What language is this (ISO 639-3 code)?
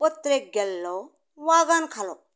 kok